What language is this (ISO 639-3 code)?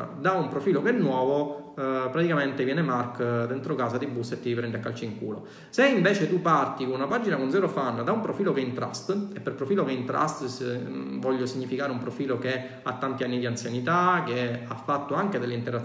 ita